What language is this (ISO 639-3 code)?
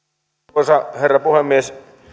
fin